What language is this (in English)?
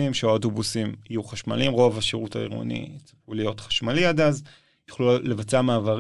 Hebrew